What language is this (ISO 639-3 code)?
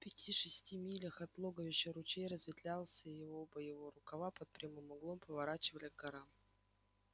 rus